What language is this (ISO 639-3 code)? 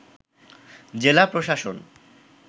ben